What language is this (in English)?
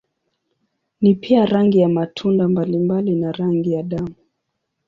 Swahili